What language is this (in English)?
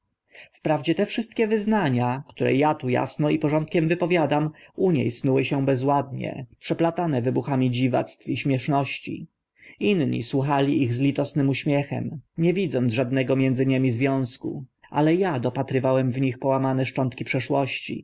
Polish